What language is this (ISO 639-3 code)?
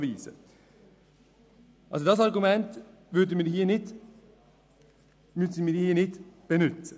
gsw